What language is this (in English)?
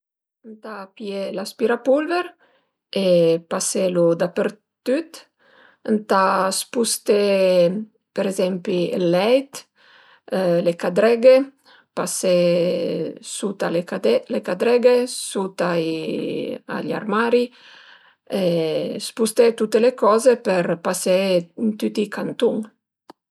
Piedmontese